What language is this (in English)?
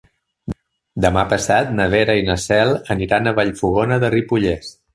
Catalan